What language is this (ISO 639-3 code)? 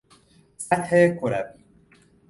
fas